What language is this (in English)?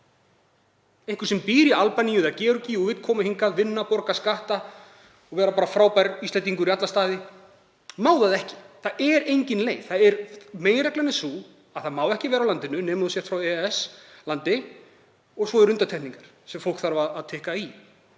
Icelandic